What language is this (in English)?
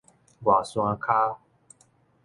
Min Nan Chinese